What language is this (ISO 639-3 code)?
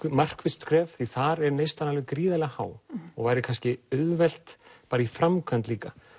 isl